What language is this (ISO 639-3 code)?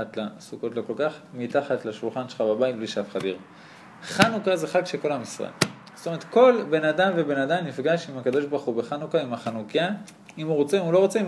heb